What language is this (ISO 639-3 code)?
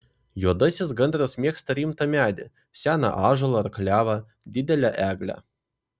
lit